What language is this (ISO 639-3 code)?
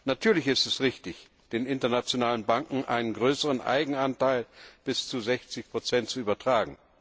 deu